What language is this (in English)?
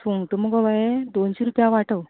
Konkani